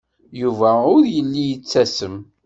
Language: Kabyle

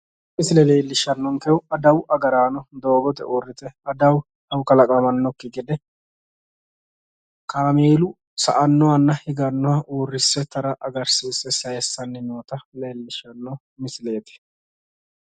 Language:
Sidamo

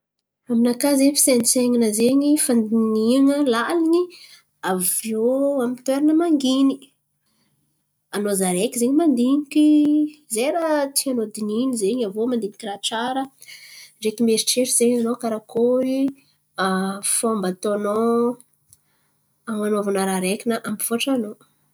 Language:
Antankarana Malagasy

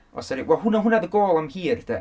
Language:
Welsh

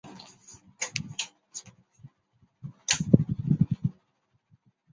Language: Chinese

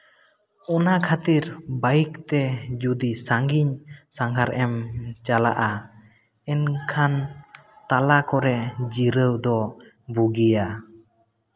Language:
Santali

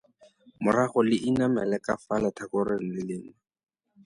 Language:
Tswana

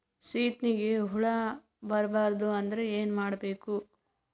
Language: Kannada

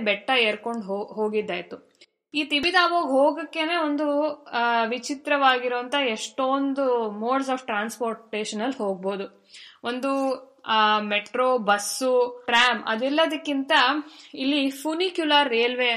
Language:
Kannada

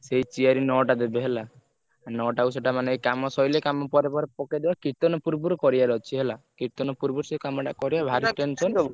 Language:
Odia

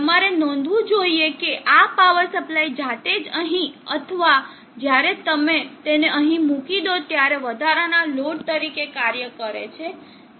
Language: Gujarati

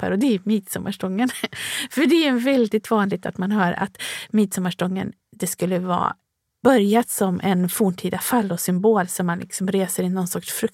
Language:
Swedish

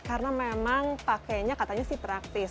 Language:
Indonesian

